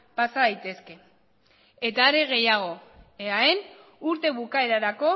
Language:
Basque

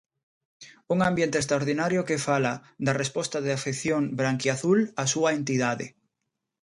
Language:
Galician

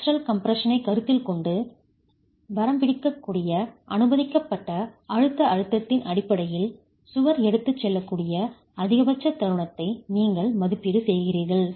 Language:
Tamil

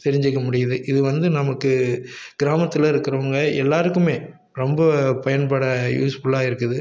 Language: Tamil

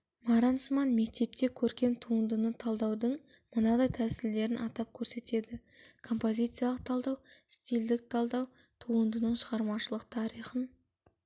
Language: Kazakh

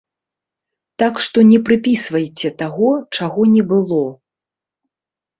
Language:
Belarusian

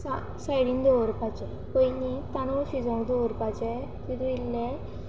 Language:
Konkani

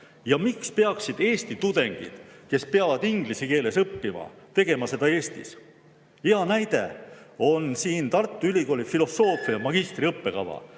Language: Estonian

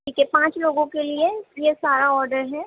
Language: Urdu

